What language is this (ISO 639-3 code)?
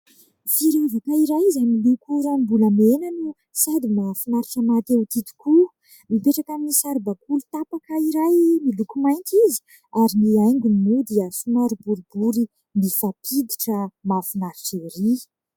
mlg